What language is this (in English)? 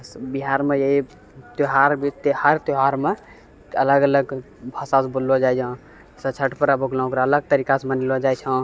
Maithili